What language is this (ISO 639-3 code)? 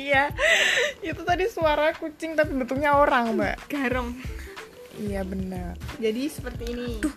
ind